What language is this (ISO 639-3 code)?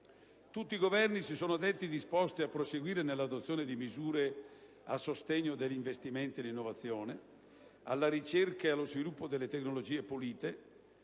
ita